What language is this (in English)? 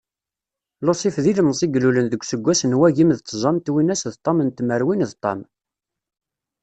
Kabyle